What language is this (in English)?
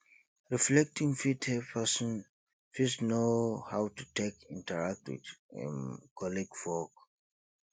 Nigerian Pidgin